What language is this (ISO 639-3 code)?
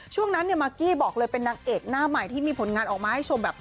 tha